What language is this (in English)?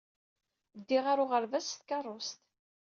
Kabyle